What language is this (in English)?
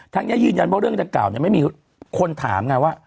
Thai